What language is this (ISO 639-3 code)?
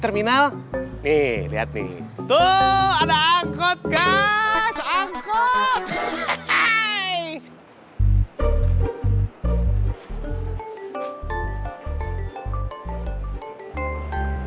ind